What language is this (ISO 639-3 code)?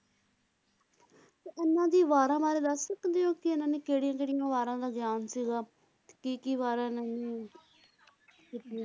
pan